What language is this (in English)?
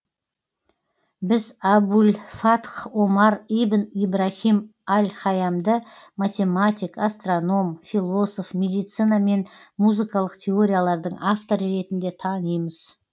Kazakh